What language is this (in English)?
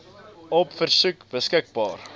Afrikaans